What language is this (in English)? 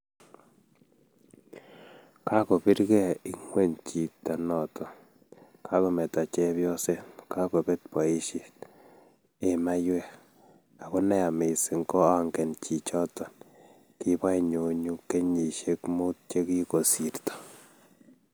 Kalenjin